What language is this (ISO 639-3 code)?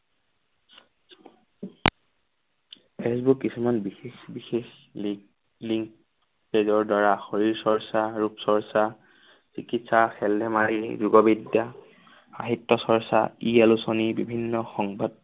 asm